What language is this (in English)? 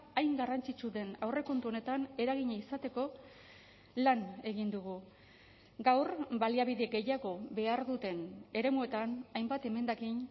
Basque